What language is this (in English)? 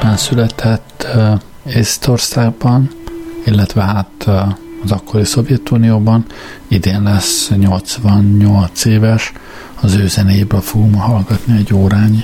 Hungarian